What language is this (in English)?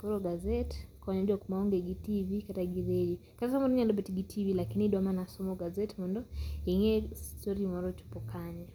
Luo (Kenya and Tanzania)